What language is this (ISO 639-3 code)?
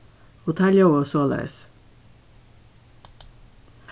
fao